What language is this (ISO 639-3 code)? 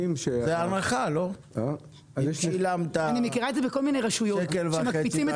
heb